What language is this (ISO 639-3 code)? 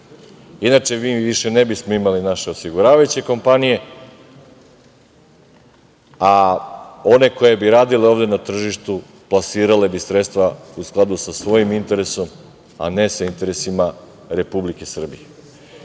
srp